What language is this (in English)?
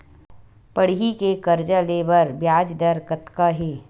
Chhattisgarhi